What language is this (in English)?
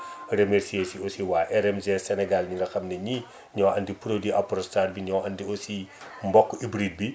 Wolof